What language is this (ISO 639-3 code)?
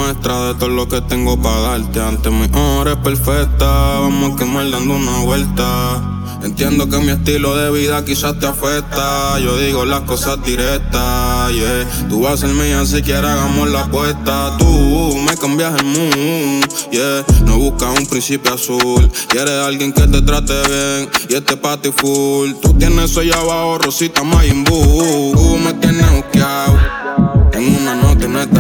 spa